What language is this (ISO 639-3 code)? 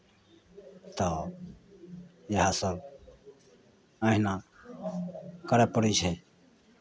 mai